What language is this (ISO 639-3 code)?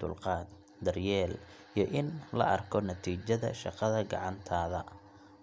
som